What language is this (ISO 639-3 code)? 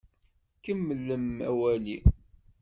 kab